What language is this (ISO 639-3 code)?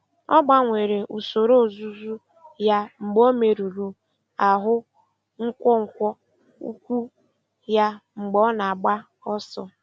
ibo